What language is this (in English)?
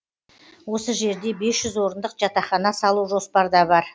Kazakh